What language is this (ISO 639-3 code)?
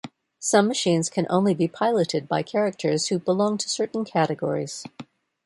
eng